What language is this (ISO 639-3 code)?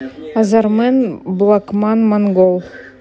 rus